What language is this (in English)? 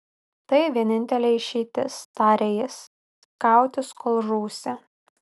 Lithuanian